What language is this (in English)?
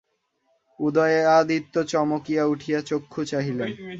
Bangla